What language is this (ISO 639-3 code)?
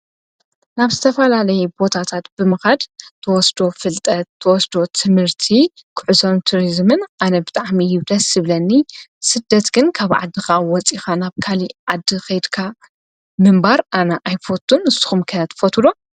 tir